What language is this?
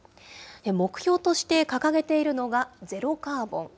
Japanese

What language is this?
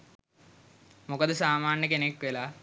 Sinhala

